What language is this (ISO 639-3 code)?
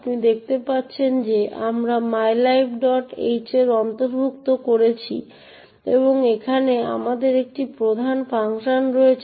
ben